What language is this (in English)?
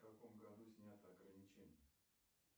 Russian